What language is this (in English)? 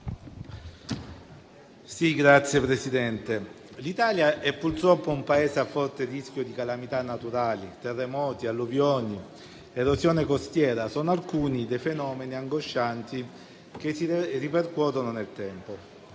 Italian